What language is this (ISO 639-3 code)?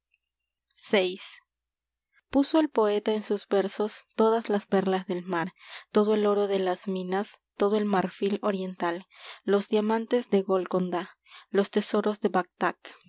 spa